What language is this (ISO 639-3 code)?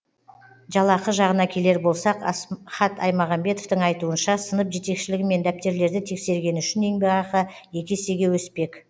kaz